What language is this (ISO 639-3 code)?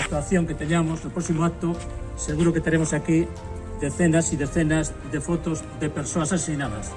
spa